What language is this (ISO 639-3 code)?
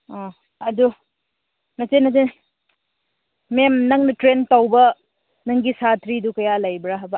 mni